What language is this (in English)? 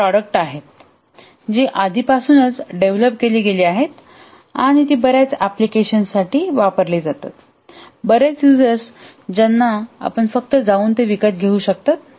Marathi